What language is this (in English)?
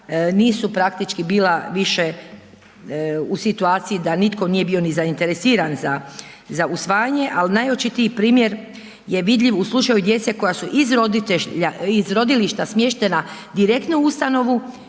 Croatian